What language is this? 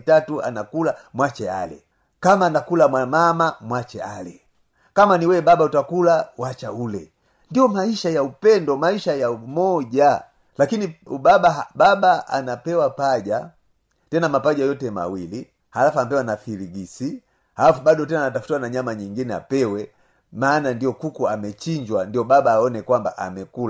Swahili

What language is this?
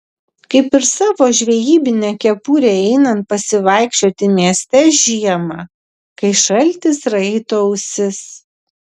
Lithuanian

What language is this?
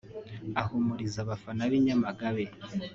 Kinyarwanda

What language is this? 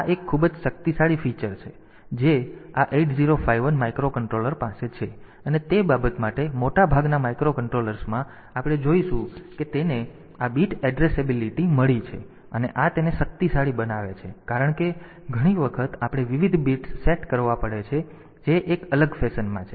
Gujarati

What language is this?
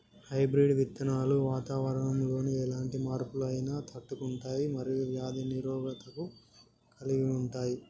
Telugu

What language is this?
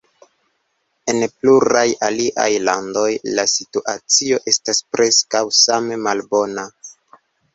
Esperanto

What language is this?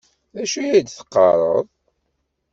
Kabyle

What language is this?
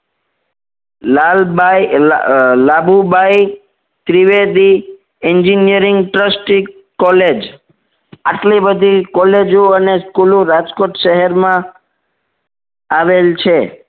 Gujarati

